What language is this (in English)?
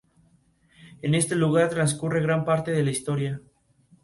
Spanish